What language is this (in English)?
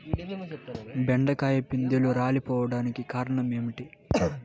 Telugu